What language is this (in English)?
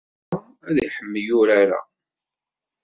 Kabyle